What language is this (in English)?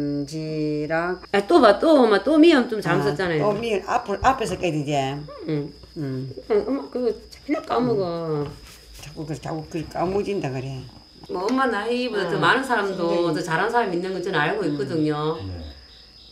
Korean